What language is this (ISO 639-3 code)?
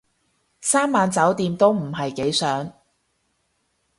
yue